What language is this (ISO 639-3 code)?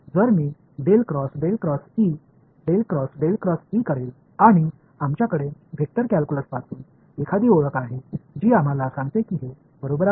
mar